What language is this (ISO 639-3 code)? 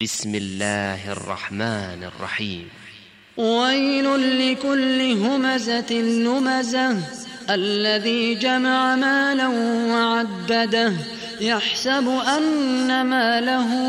ara